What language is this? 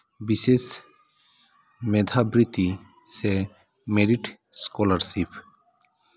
Santali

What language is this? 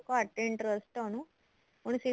Punjabi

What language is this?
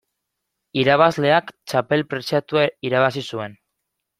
Basque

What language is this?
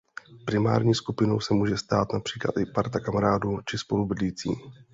Czech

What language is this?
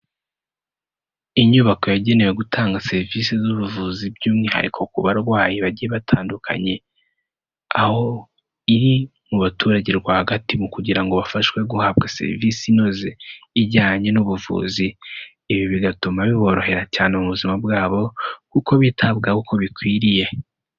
Kinyarwanda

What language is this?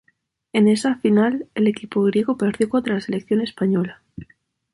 Spanish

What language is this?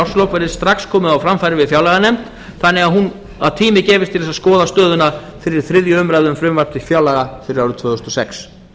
Icelandic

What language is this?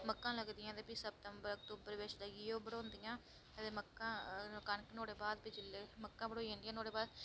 Dogri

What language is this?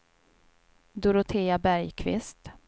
Swedish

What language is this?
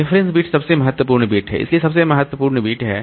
Hindi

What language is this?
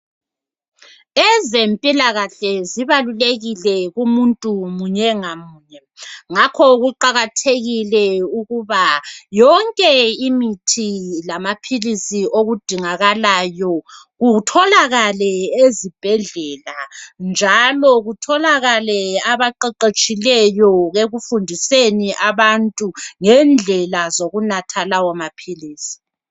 North Ndebele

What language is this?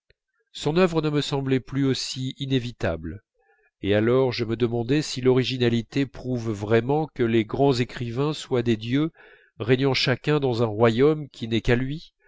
French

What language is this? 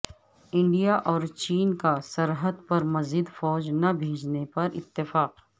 Urdu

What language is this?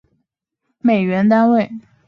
Chinese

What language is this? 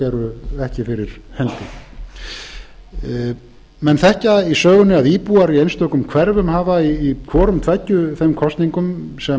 Icelandic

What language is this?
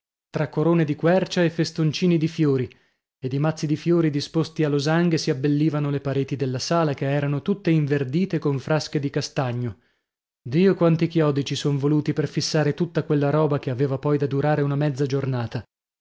Italian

